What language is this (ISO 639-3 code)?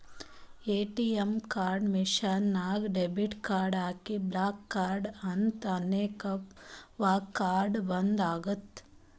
kan